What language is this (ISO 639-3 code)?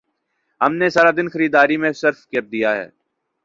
urd